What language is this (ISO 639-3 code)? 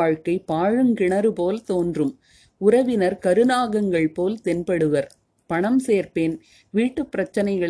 tam